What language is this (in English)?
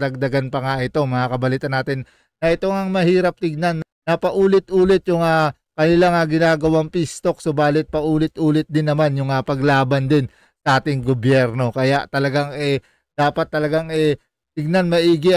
Filipino